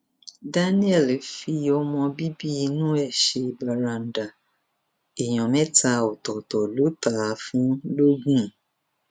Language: Yoruba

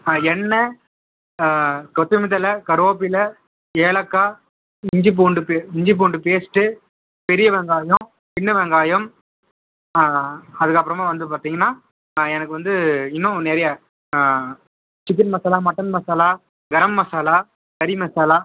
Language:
Tamil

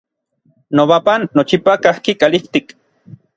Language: Orizaba Nahuatl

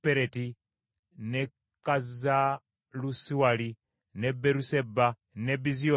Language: Ganda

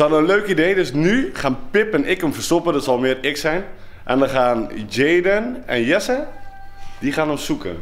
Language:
Dutch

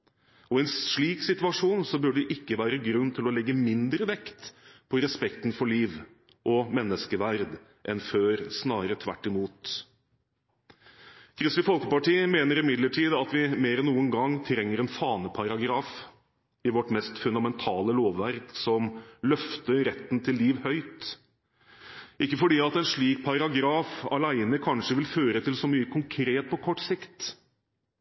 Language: Norwegian Bokmål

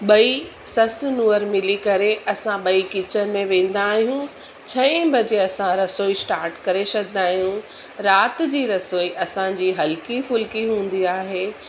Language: Sindhi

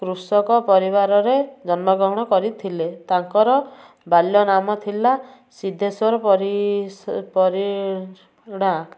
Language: Odia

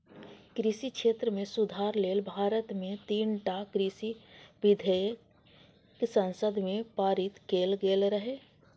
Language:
Maithili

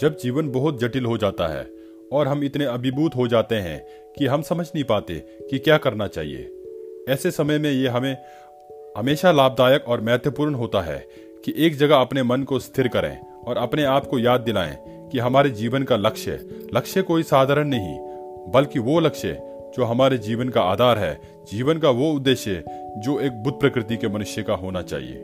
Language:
Hindi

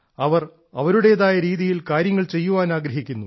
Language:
Malayalam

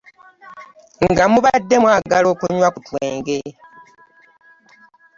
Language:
Ganda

